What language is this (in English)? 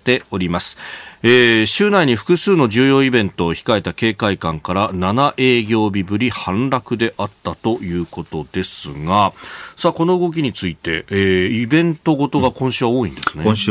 Japanese